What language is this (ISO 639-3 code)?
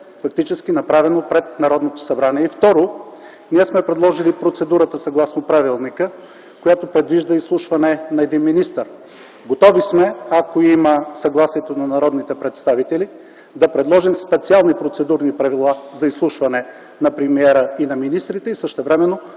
bul